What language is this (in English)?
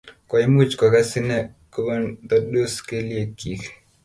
Kalenjin